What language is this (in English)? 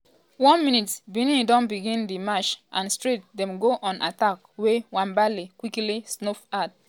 Nigerian Pidgin